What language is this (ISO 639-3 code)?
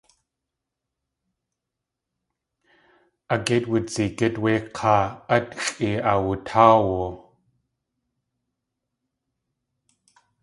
tli